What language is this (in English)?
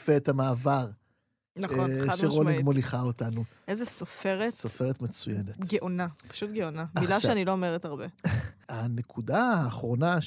Hebrew